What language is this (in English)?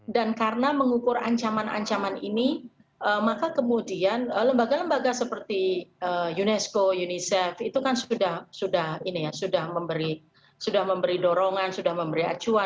Indonesian